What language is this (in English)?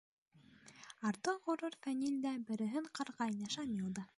Bashkir